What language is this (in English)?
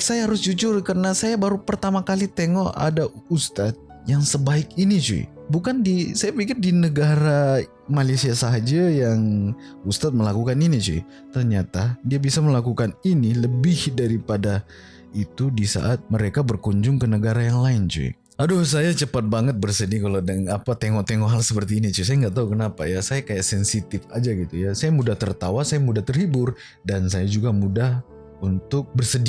Indonesian